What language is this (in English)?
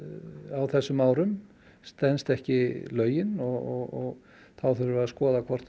Icelandic